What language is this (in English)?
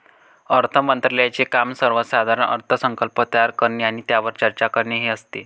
Marathi